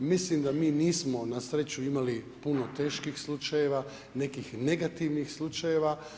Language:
Croatian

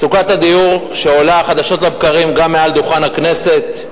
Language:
Hebrew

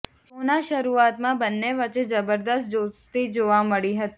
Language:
Gujarati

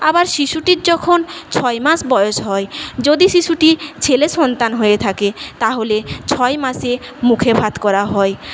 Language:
Bangla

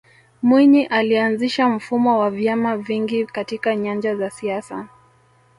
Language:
Swahili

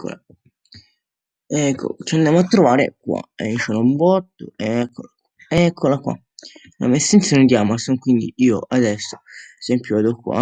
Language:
Italian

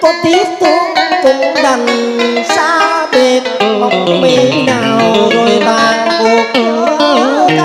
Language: Vietnamese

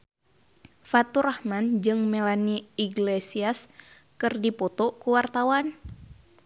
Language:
Sundanese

